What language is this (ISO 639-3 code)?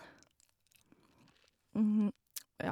nor